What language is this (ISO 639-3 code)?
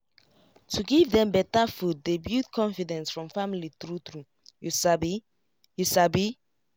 pcm